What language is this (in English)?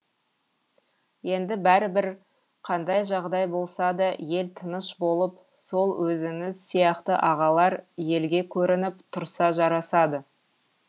Kazakh